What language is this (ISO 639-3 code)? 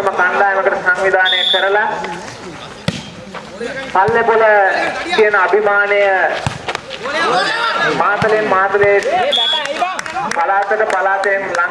ind